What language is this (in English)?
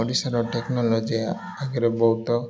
Odia